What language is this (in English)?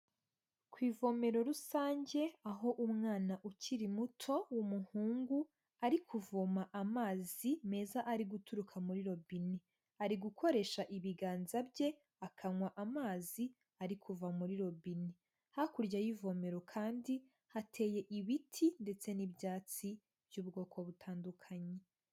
Kinyarwanda